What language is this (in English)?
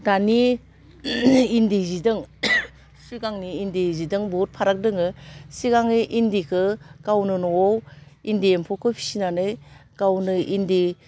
Bodo